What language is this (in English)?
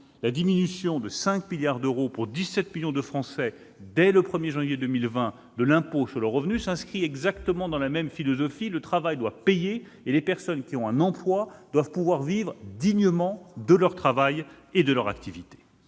French